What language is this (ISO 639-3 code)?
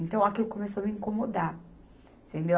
por